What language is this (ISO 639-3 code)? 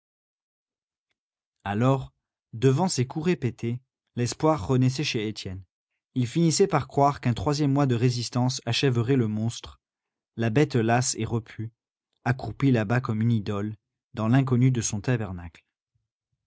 fra